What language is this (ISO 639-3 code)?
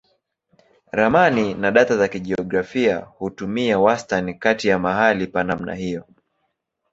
swa